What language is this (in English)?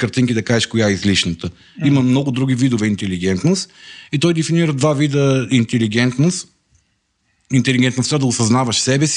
Bulgarian